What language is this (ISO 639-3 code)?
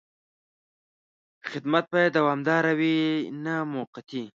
pus